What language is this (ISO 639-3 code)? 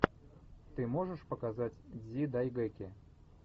rus